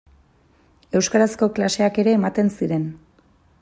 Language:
Basque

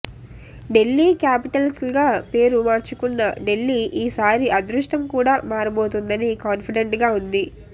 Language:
Telugu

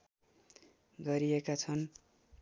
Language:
Nepali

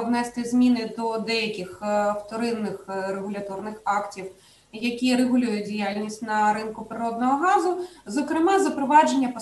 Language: Ukrainian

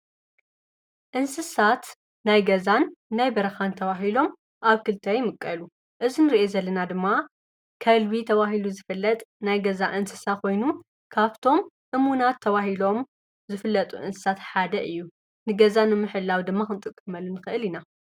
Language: Tigrinya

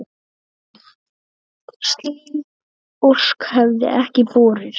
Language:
Icelandic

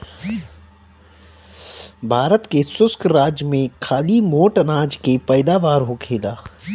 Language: Bhojpuri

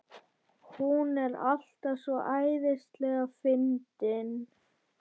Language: Icelandic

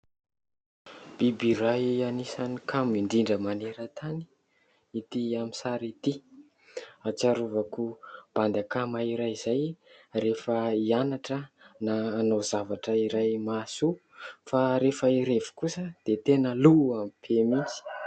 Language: Malagasy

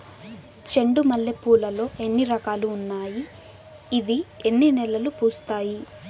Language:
Telugu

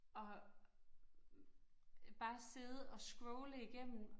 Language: Danish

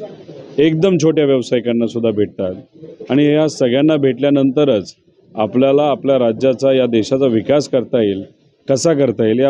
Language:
Marathi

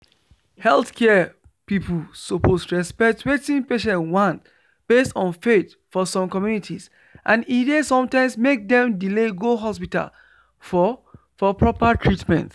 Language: Nigerian Pidgin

